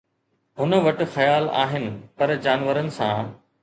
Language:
Sindhi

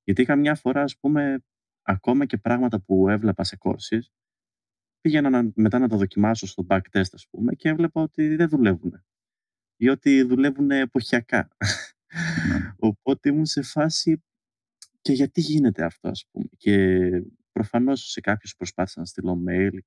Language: Greek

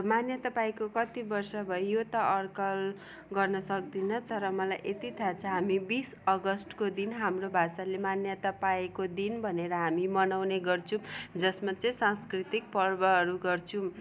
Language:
Nepali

